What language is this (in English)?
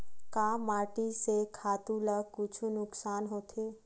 Chhattisgarhi